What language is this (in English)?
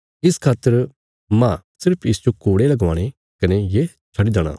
Bilaspuri